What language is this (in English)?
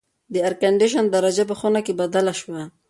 Pashto